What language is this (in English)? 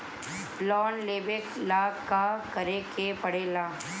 Bhojpuri